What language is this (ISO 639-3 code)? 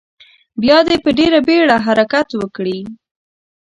pus